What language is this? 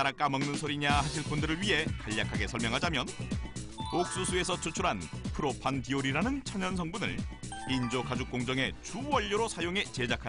Korean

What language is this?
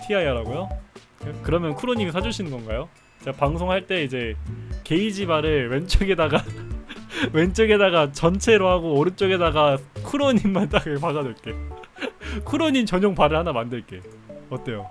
Korean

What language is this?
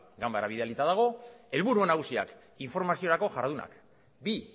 Basque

